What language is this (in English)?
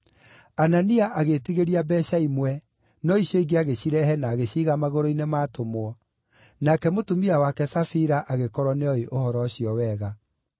Kikuyu